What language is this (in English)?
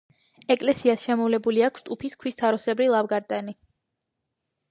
Georgian